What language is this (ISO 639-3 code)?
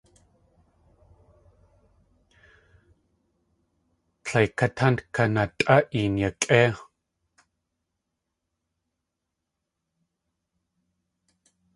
tli